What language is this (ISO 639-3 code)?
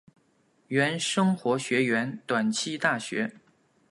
zho